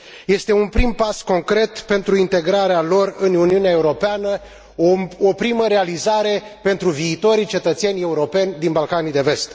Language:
Romanian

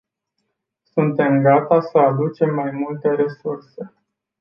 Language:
Romanian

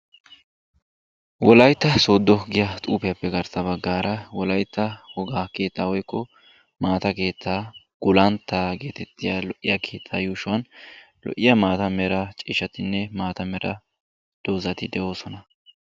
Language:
Wolaytta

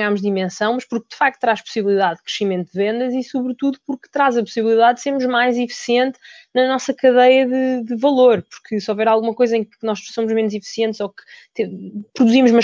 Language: Portuguese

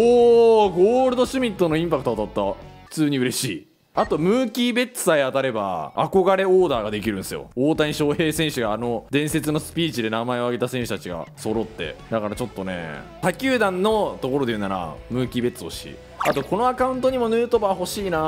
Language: Japanese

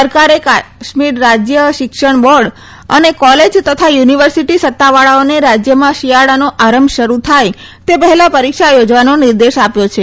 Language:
Gujarati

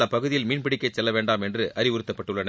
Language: Tamil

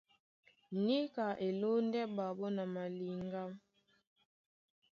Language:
Duala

